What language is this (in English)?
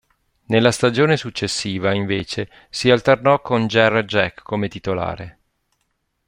Italian